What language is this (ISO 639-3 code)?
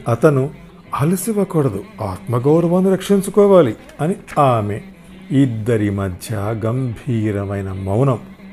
tel